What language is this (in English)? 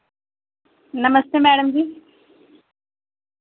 Dogri